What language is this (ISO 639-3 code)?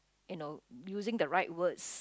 eng